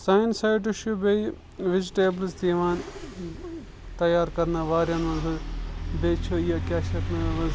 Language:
Kashmiri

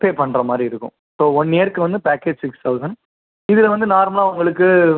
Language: Tamil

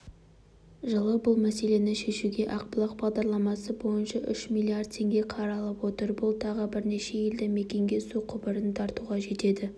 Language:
Kazakh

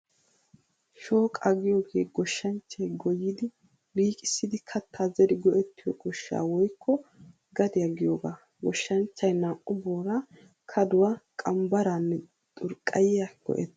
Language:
Wolaytta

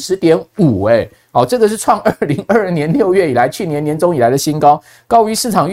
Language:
Chinese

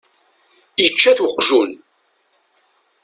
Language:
Kabyle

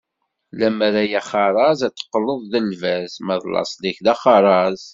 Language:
Kabyle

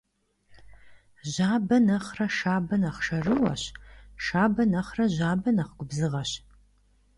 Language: Kabardian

